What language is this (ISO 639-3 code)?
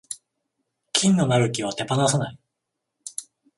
jpn